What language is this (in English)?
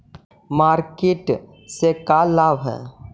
Magahi